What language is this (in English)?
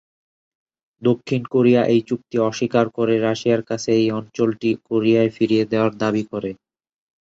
Bangla